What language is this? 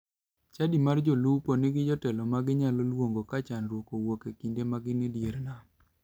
Luo (Kenya and Tanzania)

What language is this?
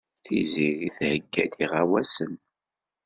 Kabyle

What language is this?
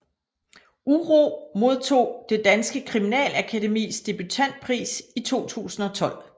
Danish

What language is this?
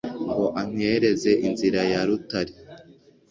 Kinyarwanda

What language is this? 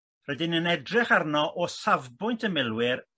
Welsh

